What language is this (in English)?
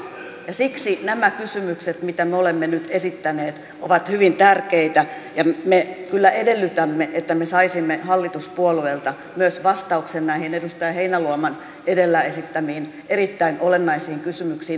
Finnish